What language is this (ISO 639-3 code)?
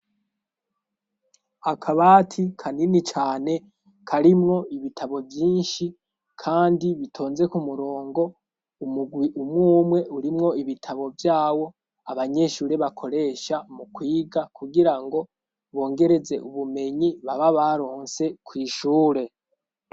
run